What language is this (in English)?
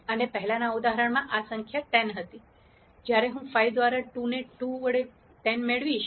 Gujarati